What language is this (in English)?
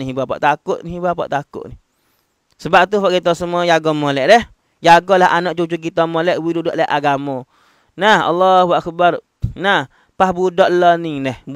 Malay